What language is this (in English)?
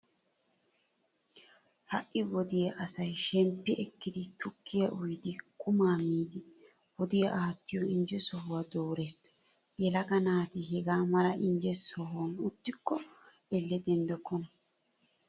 Wolaytta